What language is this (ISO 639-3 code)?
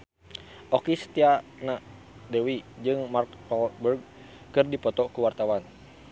sun